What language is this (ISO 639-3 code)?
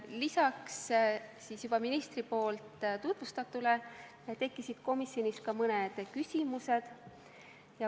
est